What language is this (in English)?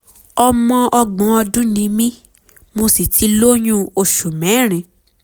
Yoruba